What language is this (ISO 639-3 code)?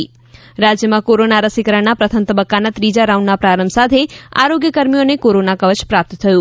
guj